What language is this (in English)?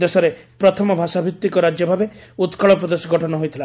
Odia